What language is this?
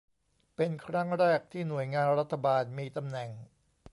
Thai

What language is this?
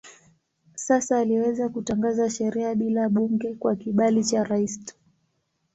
Swahili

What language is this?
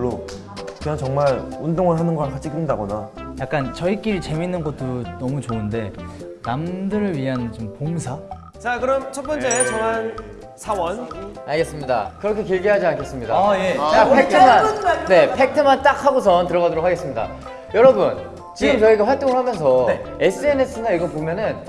Korean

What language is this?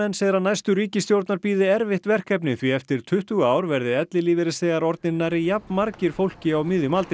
Icelandic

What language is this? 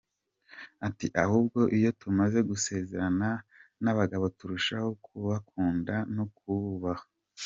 Kinyarwanda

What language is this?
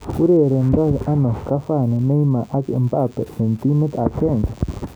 Kalenjin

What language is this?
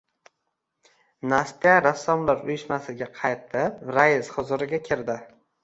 Uzbek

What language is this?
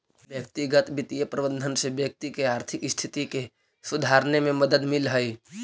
Magahi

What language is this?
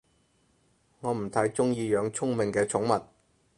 Cantonese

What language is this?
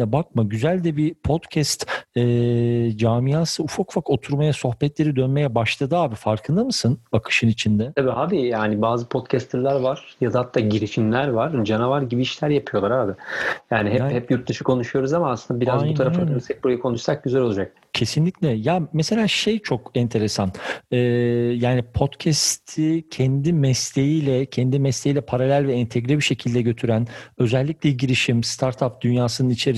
Turkish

